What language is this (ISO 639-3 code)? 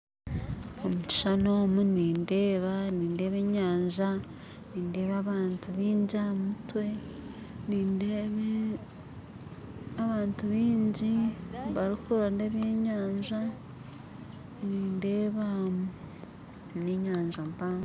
nyn